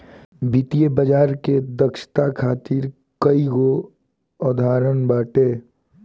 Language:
Bhojpuri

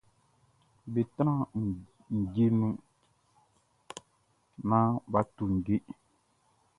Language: Baoulé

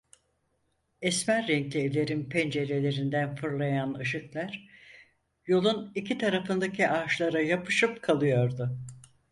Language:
Turkish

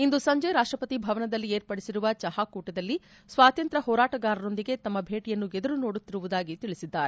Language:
Kannada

